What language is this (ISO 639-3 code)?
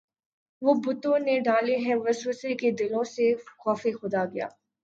urd